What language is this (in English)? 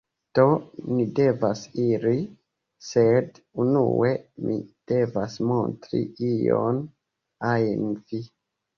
Esperanto